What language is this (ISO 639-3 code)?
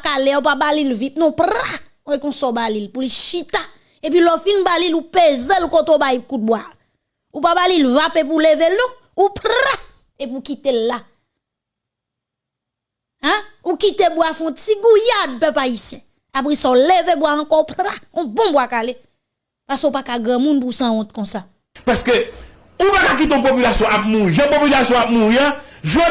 fra